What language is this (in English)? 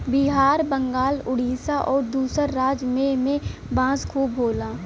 Bhojpuri